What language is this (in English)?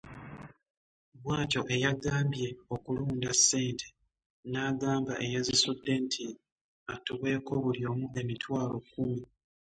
Ganda